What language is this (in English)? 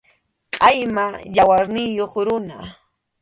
Arequipa-La Unión Quechua